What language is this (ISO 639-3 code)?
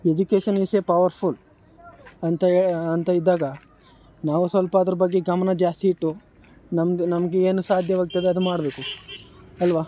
kan